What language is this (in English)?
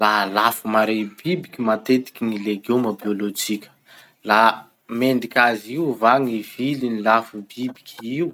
Masikoro Malagasy